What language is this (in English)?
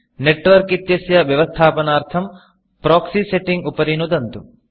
Sanskrit